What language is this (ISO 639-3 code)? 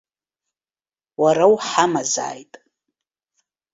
abk